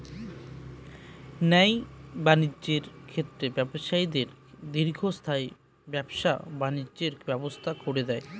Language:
Bangla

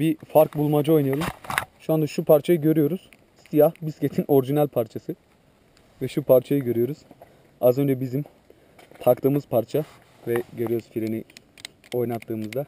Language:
Turkish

